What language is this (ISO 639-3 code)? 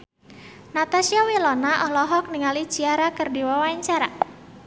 sun